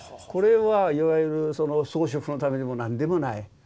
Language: Japanese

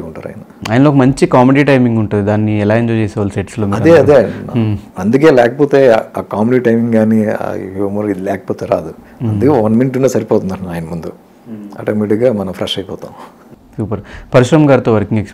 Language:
Telugu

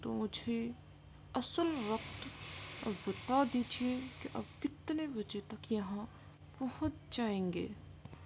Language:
Urdu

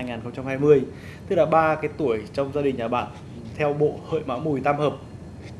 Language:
Vietnamese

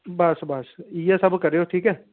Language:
Dogri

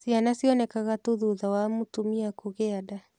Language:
Kikuyu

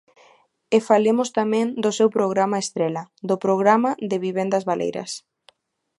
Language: Galician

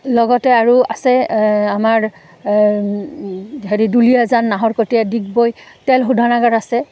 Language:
Assamese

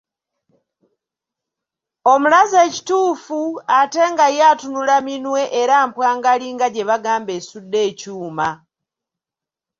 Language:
Ganda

